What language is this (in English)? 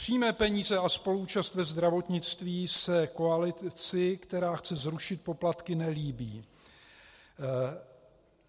Czech